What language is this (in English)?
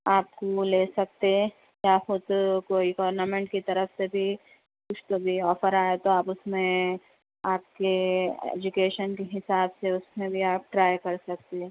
Urdu